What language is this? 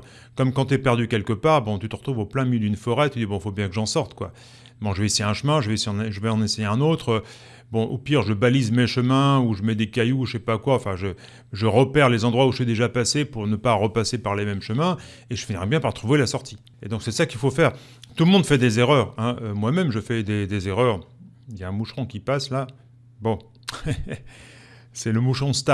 French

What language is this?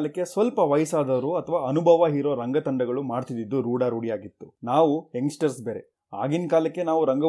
Kannada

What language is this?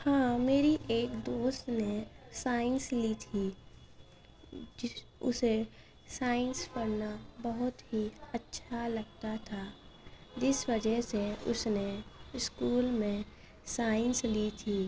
Urdu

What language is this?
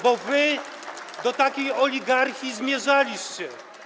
Polish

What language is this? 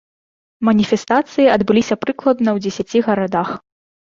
Belarusian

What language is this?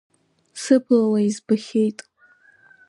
Abkhazian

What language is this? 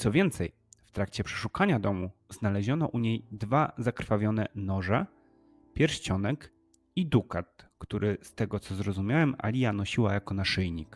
Polish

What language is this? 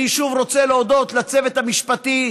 Hebrew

